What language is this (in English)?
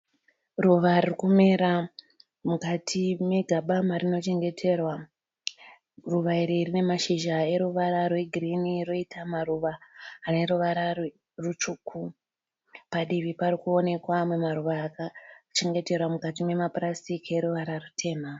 Shona